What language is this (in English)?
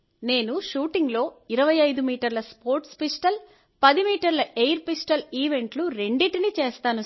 Telugu